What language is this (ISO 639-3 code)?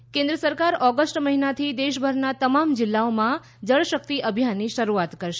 guj